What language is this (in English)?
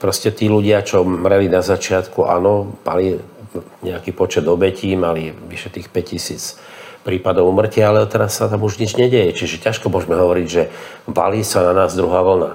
Slovak